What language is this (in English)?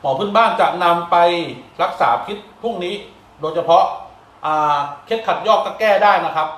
Thai